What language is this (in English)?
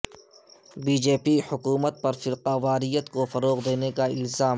Urdu